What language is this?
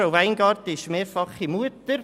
Swiss German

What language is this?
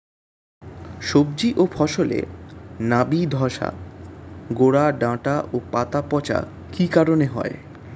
Bangla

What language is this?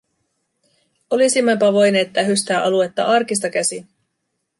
Finnish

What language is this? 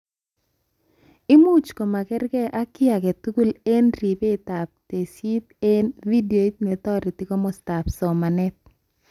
Kalenjin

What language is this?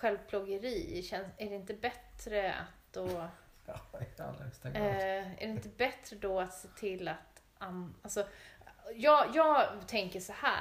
Swedish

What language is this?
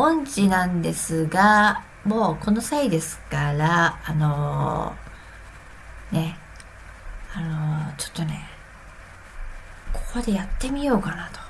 Japanese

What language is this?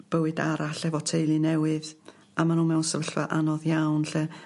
Welsh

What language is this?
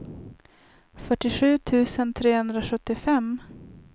Swedish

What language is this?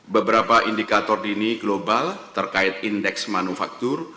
Indonesian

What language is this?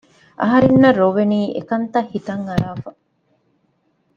Divehi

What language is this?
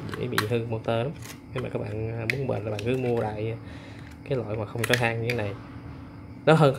Vietnamese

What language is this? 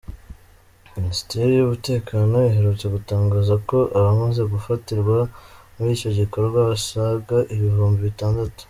Kinyarwanda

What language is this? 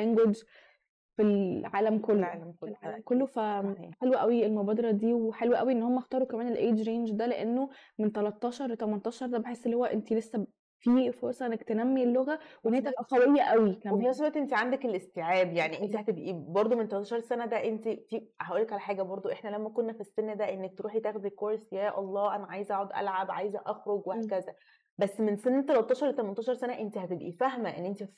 Arabic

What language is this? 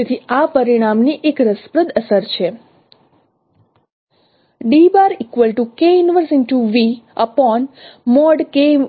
Gujarati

